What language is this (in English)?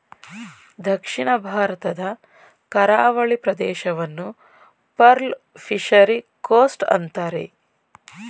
Kannada